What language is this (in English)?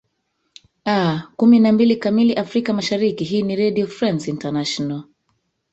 Swahili